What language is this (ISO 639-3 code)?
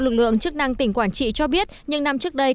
vie